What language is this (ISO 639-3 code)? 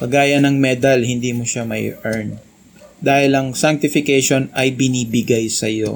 fil